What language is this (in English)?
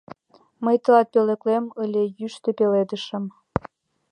Mari